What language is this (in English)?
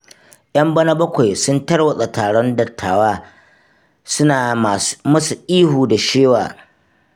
Hausa